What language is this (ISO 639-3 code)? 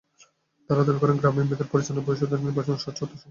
ben